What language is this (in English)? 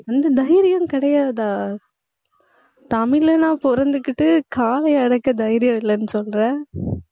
Tamil